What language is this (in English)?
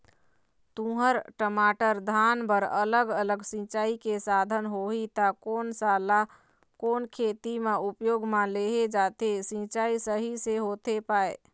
Chhattisgarhi